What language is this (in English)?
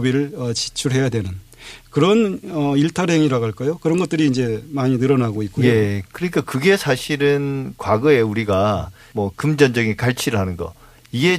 Korean